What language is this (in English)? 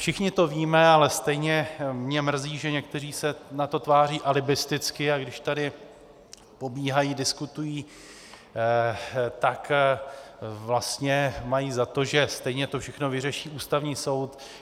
Czech